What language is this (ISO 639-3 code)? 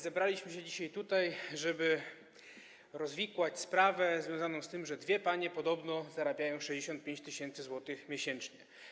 pol